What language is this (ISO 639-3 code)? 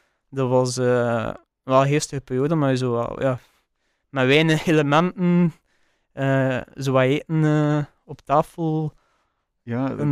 nld